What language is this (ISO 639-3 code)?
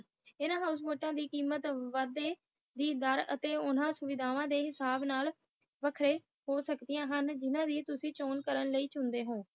pan